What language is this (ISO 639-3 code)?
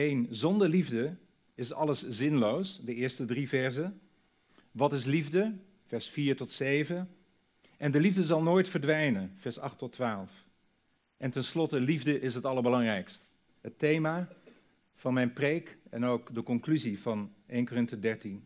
nld